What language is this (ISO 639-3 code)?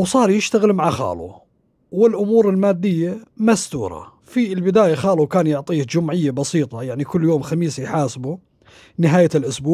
ara